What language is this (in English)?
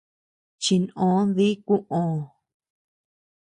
Tepeuxila Cuicatec